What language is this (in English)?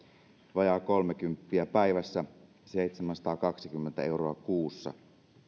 Finnish